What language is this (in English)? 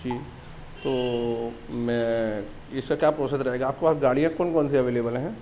Urdu